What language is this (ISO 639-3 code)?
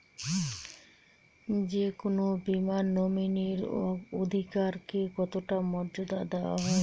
ben